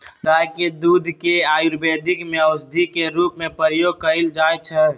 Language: Magahi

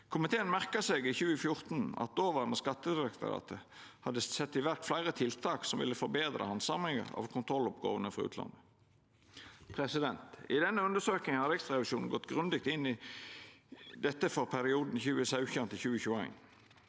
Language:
Norwegian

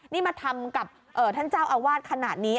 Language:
Thai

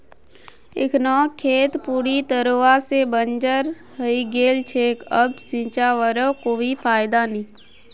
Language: Magahi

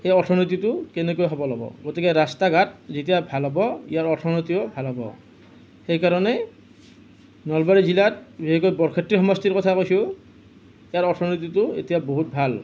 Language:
Assamese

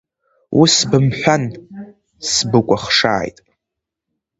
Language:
Abkhazian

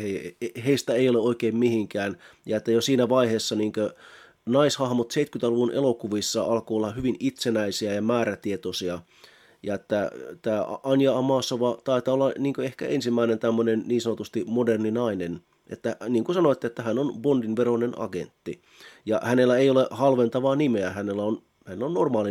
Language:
Finnish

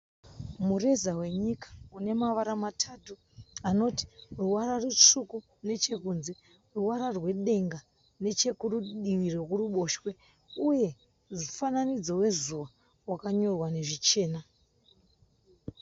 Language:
Shona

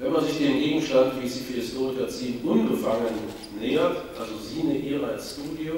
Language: German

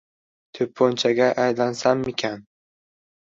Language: Uzbek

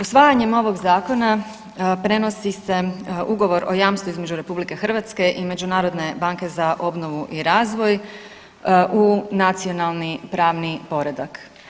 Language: Croatian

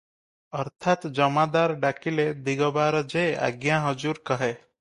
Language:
Odia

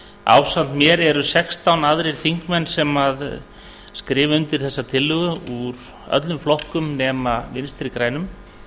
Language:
Icelandic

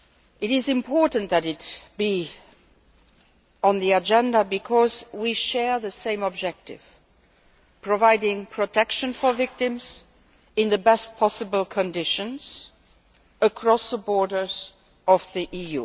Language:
English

